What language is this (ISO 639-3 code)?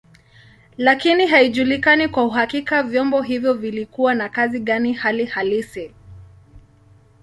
swa